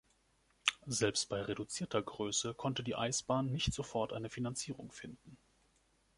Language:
German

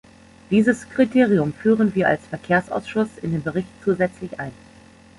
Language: German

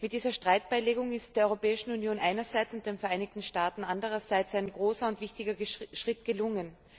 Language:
German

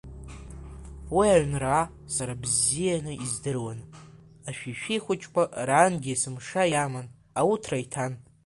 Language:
Abkhazian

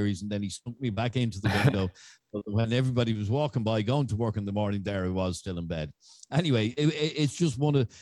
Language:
English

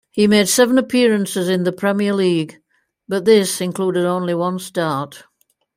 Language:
English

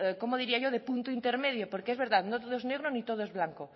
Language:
Spanish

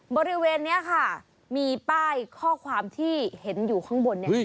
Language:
Thai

